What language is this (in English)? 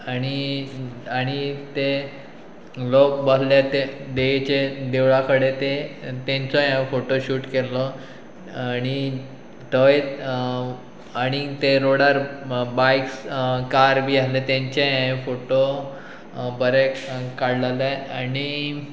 Konkani